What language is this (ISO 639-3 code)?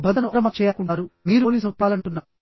tel